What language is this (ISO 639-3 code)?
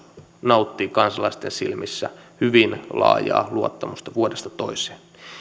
fin